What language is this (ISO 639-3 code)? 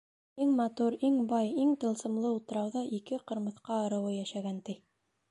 bak